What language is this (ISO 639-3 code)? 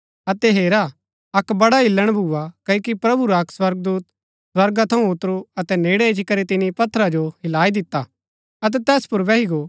gbk